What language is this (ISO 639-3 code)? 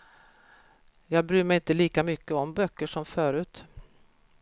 swe